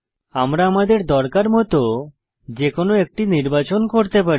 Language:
Bangla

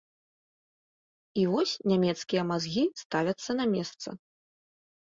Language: Belarusian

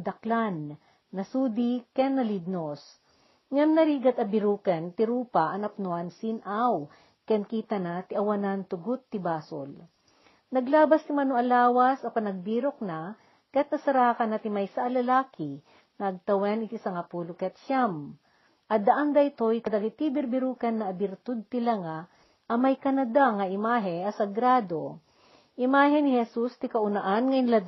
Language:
Filipino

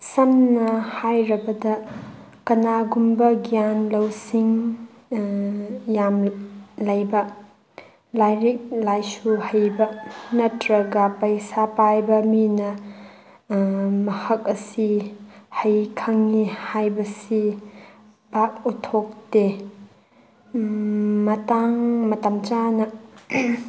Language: Manipuri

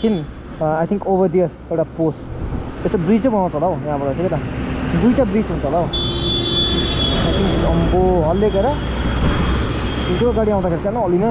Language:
Indonesian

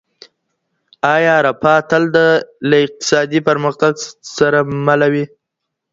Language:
Pashto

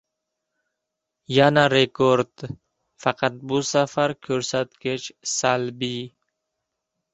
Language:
Uzbek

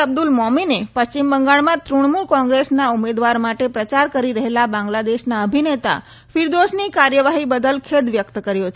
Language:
Gujarati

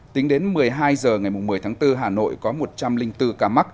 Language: Vietnamese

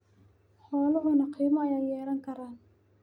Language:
Somali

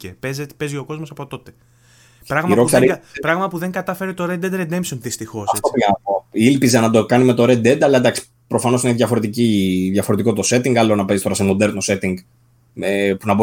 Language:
Greek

